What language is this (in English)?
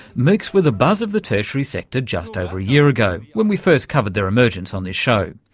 English